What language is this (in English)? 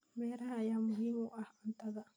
Somali